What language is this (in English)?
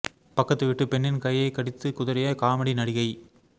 Tamil